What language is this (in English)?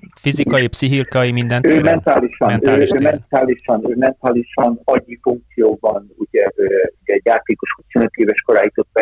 Hungarian